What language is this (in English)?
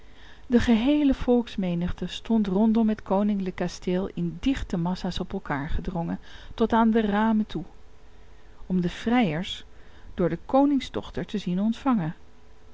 Dutch